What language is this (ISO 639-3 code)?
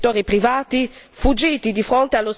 ita